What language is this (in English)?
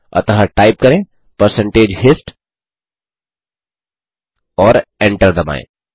Hindi